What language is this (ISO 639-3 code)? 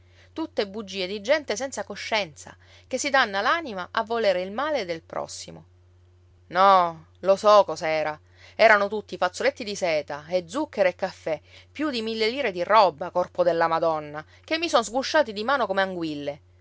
ita